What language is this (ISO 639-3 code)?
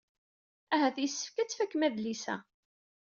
kab